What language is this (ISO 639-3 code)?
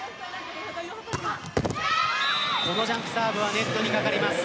jpn